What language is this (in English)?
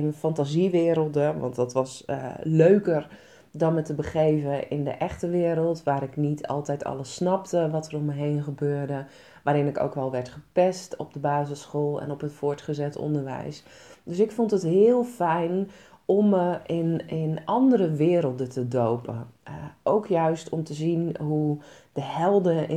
Dutch